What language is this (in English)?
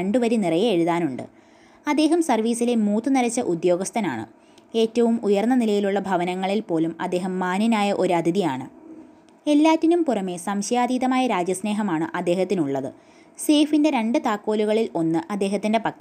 Malayalam